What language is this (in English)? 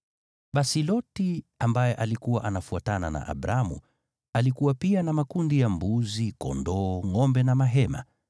Swahili